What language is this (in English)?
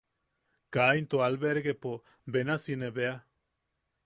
Yaqui